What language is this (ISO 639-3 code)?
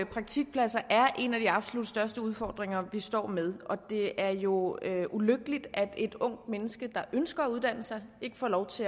dan